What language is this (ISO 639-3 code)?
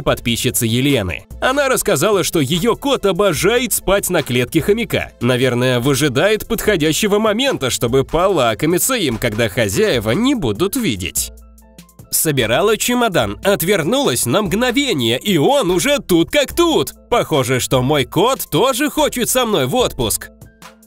rus